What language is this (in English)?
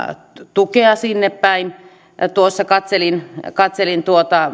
Finnish